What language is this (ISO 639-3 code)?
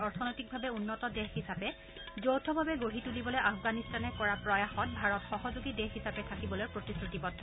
asm